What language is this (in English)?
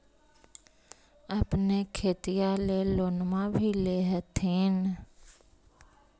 Magahi